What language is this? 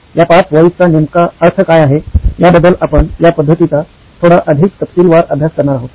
Marathi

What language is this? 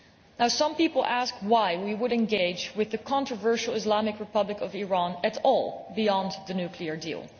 English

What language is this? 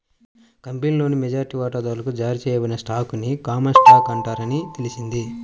Telugu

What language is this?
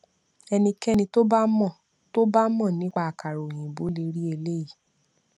Yoruba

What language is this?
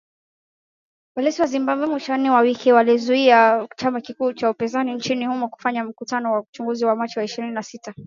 Swahili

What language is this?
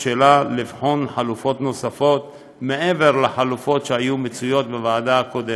Hebrew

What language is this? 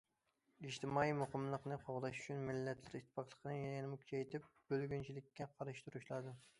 Uyghur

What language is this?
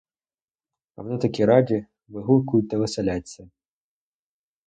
Ukrainian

